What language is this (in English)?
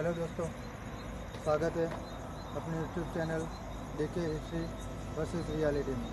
Hindi